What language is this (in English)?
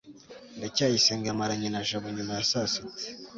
Kinyarwanda